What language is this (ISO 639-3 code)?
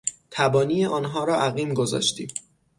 fas